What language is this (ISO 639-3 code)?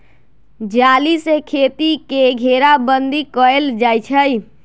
mag